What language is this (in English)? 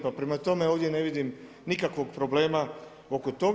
Croatian